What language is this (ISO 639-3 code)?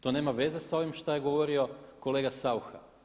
hrv